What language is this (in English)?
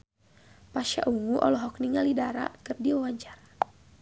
Sundanese